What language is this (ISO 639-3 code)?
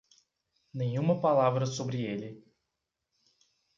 por